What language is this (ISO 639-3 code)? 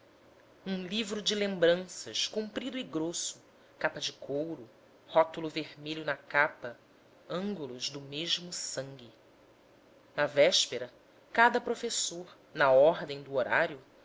por